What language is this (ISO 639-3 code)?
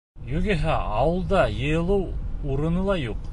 bak